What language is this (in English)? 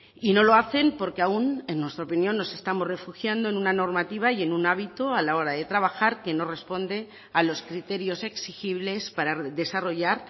Spanish